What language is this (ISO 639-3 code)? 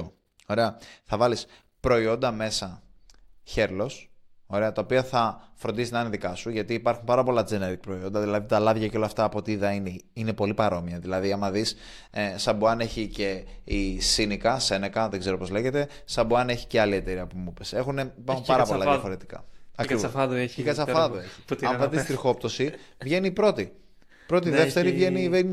ell